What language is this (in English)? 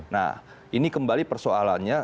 Indonesian